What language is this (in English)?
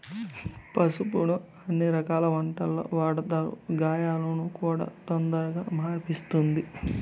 Telugu